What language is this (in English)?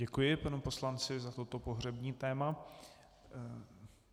Czech